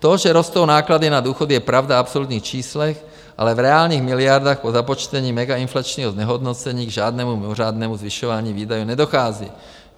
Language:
Czech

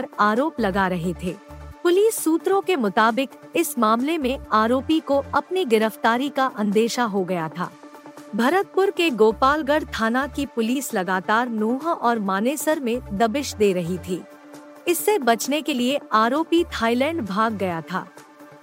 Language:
Hindi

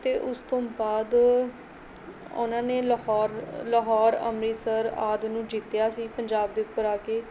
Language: Punjabi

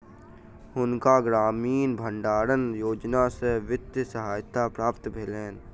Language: Maithili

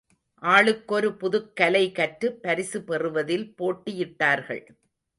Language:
Tamil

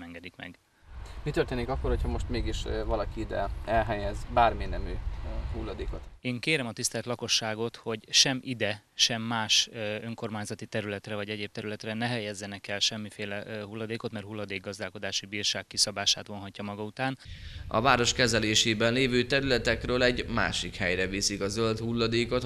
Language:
Hungarian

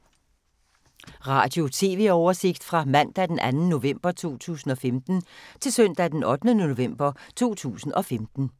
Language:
Danish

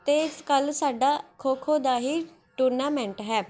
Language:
Punjabi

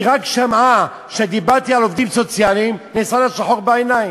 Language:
Hebrew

